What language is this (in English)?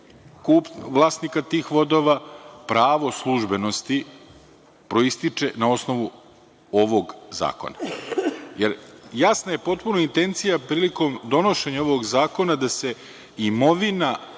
Serbian